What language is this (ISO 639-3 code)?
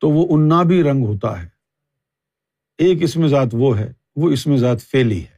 urd